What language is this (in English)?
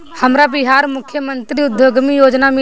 Bhojpuri